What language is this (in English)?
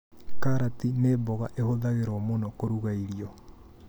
Kikuyu